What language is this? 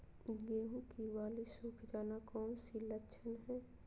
Magahi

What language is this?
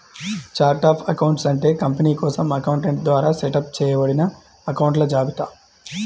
Telugu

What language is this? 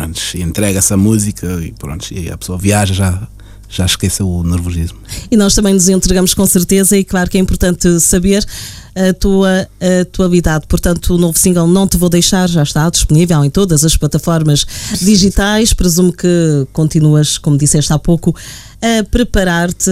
Portuguese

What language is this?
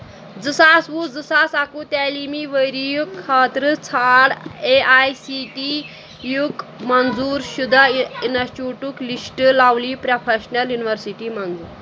Kashmiri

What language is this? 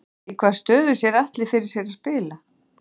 Icelandic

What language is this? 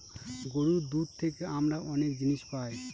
Bangla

